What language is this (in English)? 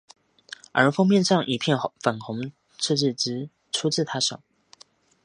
Chinese